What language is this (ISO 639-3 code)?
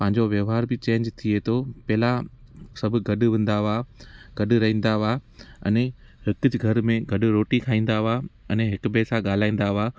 snd